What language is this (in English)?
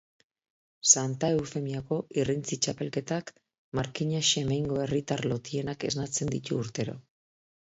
Basque